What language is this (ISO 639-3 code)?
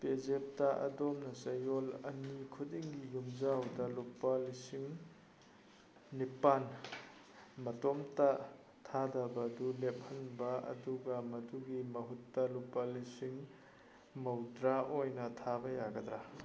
mni